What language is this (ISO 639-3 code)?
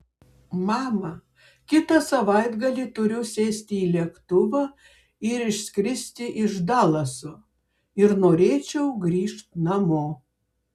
lit